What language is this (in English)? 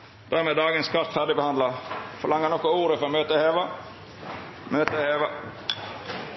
Norwegian Nynorsk